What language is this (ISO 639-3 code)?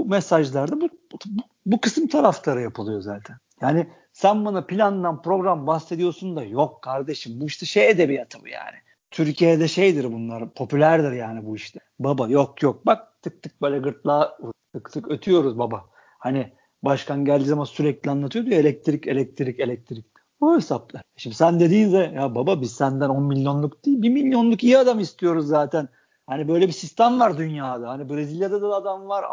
tur